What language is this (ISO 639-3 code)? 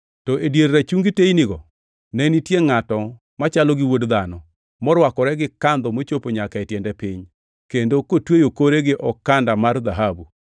luo